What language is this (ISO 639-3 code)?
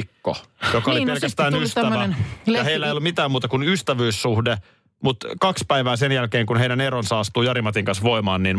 fin